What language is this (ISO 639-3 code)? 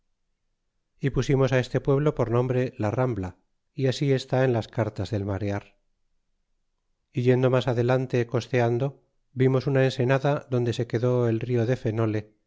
spa